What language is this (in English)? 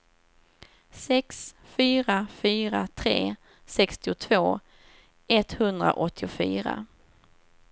Swedish